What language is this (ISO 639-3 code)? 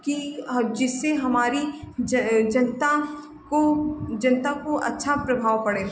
hin